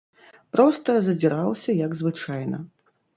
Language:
Belarusian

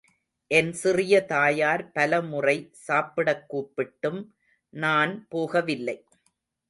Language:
Tamil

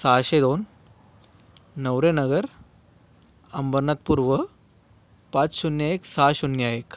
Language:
Marathi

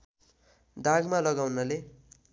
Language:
Nepali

